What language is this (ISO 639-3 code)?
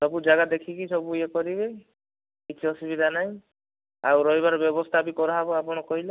ori